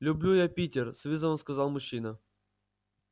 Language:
Russian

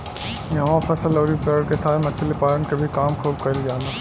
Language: Bhojpuri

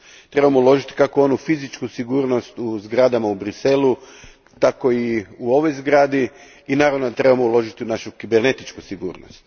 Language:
Croatian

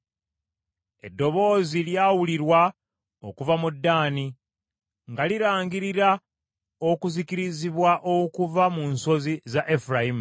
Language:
Ganda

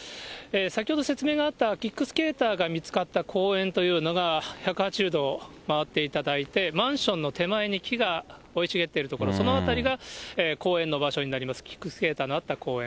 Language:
Japanese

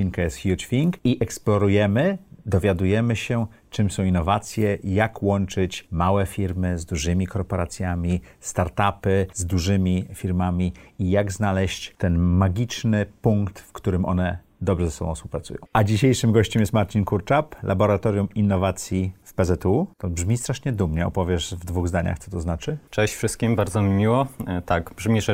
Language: Polish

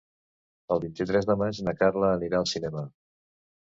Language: Catalan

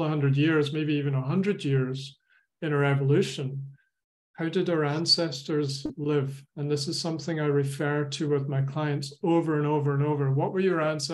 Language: English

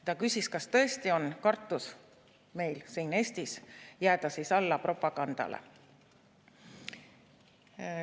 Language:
Estonian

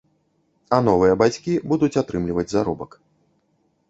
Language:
Belarusian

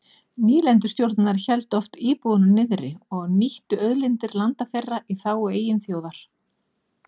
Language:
Icelandic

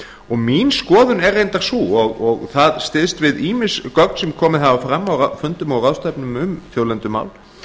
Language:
Icelandic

